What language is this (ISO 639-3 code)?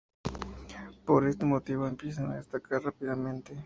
spa